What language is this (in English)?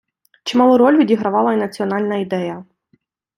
Ukrainian